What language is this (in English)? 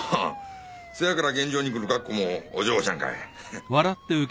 Japanese